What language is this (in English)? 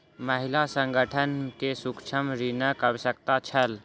Maithili